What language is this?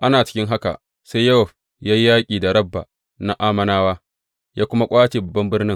Hausa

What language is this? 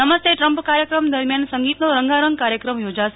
Gujarati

